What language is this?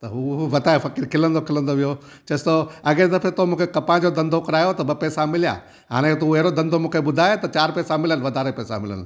Sindhi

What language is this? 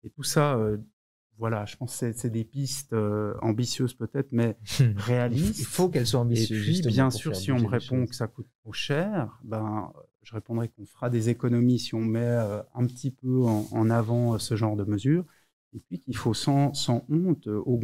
French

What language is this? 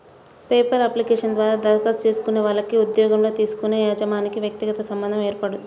Telugu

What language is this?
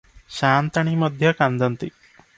Odia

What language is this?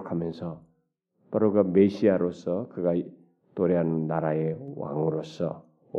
Korean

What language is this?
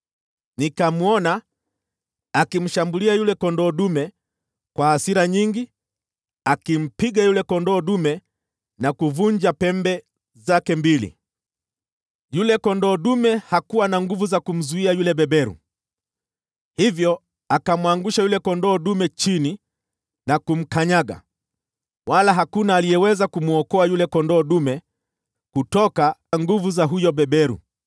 Swahili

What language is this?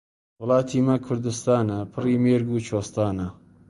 Central Kurdish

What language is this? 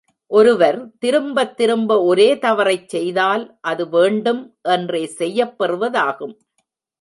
Tamil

